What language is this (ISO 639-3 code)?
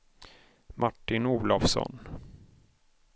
swe